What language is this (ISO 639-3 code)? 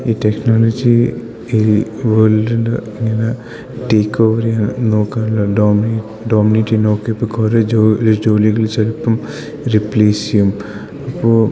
mal